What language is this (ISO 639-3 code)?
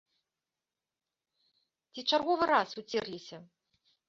bel